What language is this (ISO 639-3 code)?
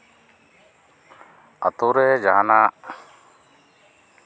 sat